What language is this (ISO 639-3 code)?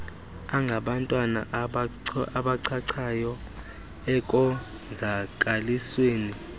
xho